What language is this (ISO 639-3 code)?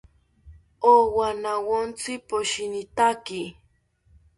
cpy